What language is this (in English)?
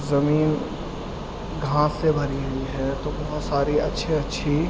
Urdu